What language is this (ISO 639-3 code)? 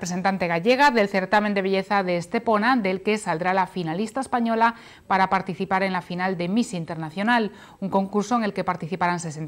spa